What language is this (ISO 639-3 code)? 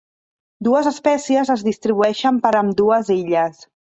cat